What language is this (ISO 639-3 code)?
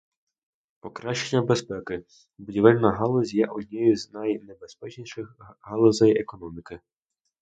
ukr